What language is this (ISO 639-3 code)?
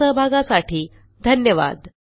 mar